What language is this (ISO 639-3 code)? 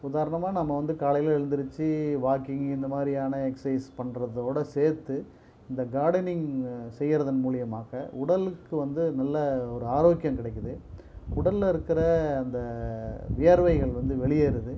tam